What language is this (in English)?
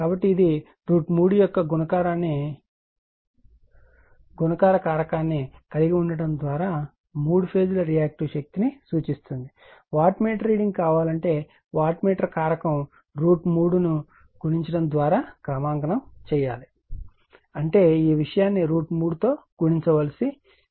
Telugu